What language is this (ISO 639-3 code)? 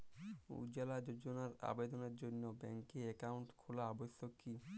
ben